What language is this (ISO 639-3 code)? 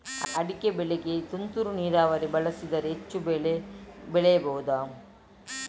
kan